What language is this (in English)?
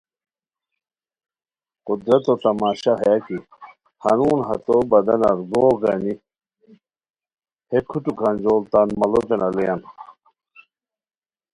Khowar